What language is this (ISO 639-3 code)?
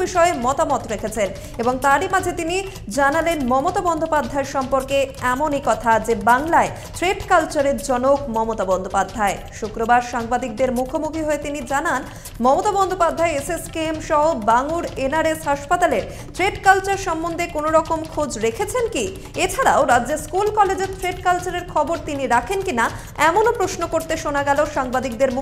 ben